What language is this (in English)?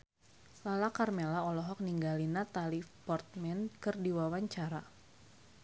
Sundanese